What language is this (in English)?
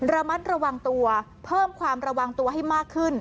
Thai